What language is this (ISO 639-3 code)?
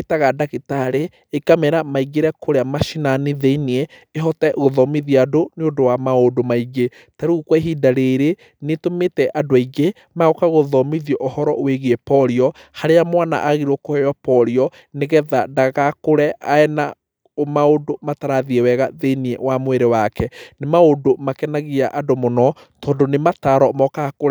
kik